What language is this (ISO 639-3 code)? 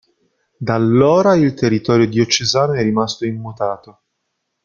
ita